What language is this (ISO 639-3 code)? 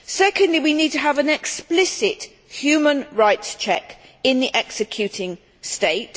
eng